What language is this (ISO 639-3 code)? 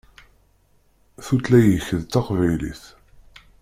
kab